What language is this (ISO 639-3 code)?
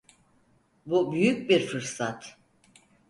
tur